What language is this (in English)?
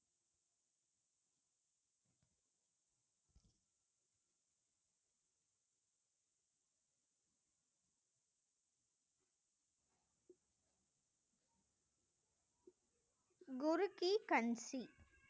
Tamil